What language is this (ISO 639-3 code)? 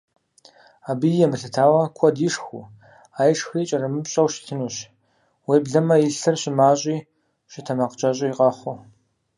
kbd